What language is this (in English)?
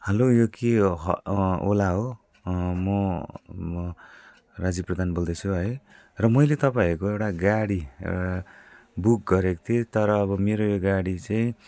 Nepali